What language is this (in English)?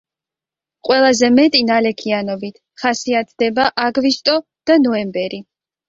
Georgian